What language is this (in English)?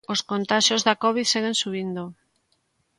Galician